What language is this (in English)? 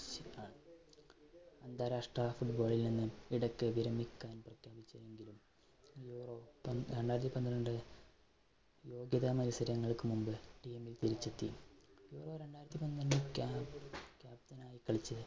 Malayalam